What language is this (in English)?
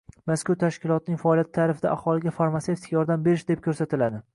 Uzbek